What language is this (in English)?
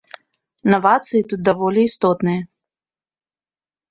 Belarusian